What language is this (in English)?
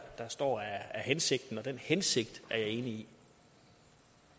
Danish